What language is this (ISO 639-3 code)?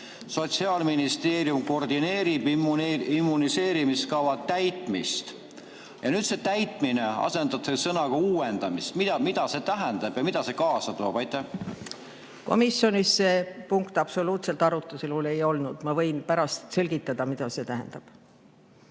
est